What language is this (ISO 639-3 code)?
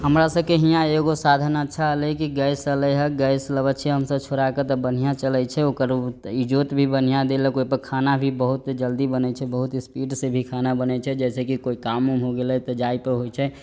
mai